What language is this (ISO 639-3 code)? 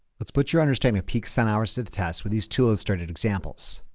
eng